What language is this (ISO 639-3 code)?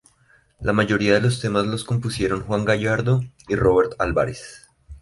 spa